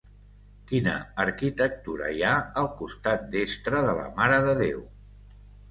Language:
Catalan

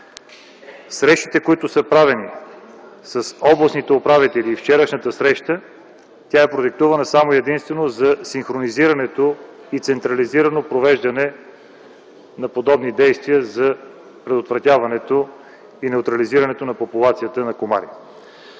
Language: Bulgarian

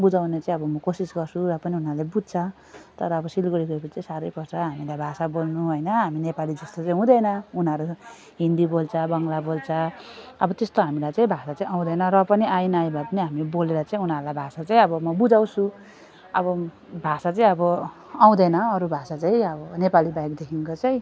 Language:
Nepali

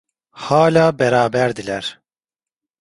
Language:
Turkish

